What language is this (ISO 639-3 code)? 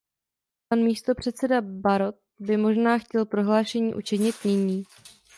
ces